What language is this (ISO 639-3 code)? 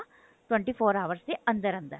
pan